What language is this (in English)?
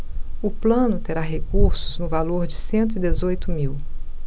Portuguese